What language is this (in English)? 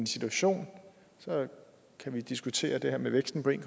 Danish